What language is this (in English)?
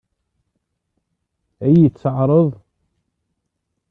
Kabyle